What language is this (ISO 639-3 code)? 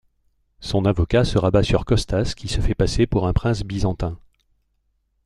fra